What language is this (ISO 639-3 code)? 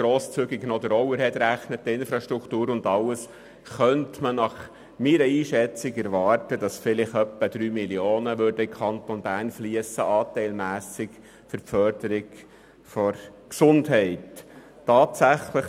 gsw